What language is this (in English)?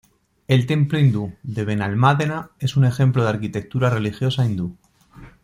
Spanish